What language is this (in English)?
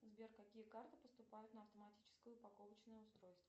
Russian